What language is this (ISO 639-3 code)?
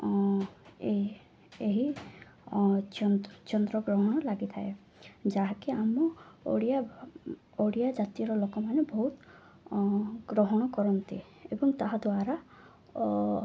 ori